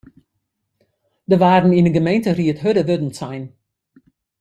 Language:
Western Frisian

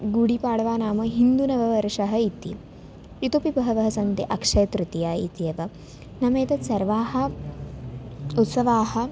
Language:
Sanskrit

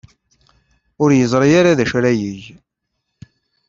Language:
Kabyle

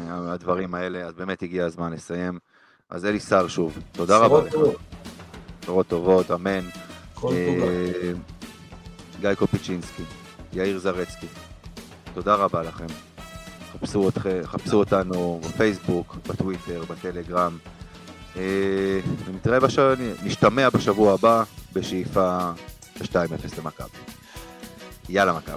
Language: Hebrew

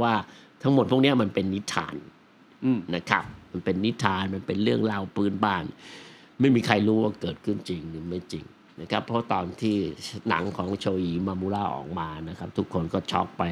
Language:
Thai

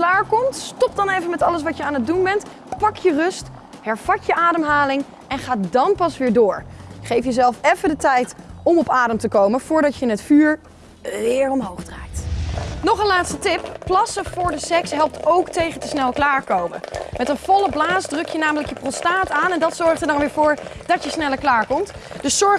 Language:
Dutch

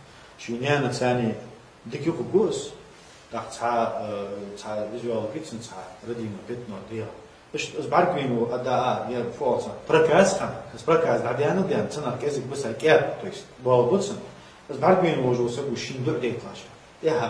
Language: Arabic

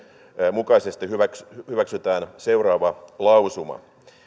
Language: Finnish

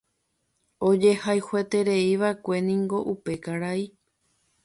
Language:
Guarani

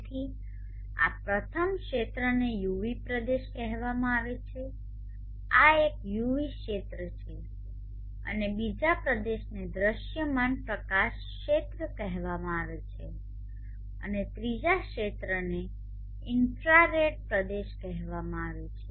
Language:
Gujarati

